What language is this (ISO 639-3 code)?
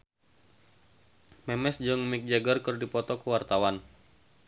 sun